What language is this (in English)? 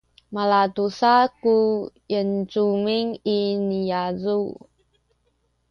Sakizaya